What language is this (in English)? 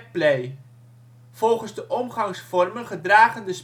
Dutch